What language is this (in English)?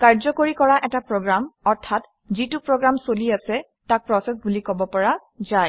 Assamese